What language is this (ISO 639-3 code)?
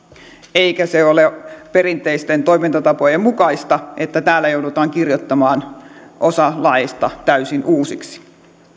fin